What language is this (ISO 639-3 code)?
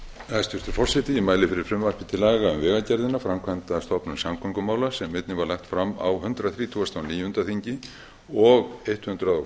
isl